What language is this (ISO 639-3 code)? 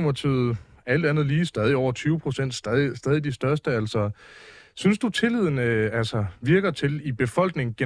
dan